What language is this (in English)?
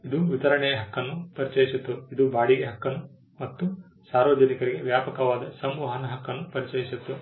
Kannada